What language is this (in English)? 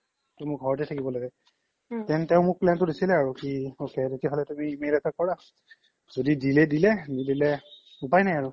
Assamese